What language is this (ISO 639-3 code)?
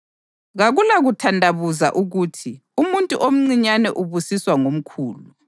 nde